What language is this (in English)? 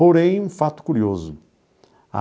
Portuguese